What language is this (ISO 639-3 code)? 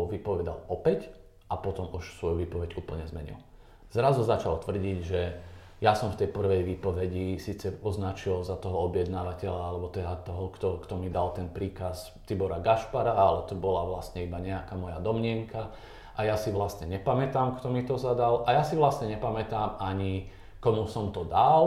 slk